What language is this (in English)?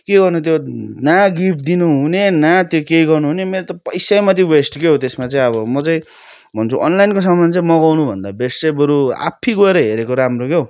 Nepali